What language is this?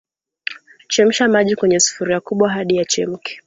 Swahili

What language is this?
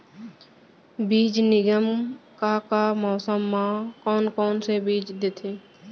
Chhattisgarhi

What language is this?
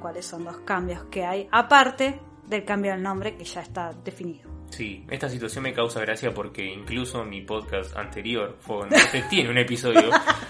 Spanish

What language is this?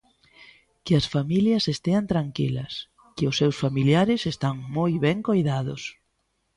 Galician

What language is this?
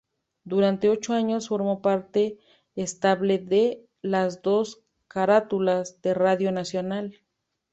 Spanish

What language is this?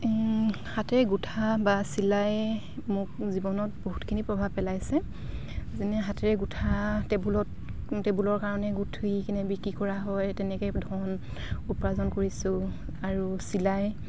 Assamese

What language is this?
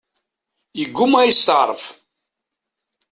Kabyle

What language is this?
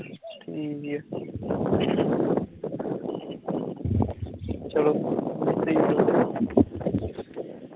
Punjabi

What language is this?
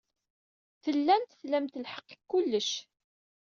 Kabyle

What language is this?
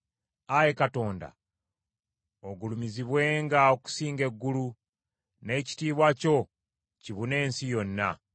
Ganda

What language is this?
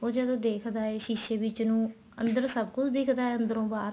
Punjabi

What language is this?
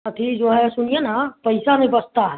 Hindi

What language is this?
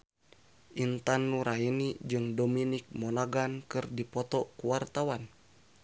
Sundanese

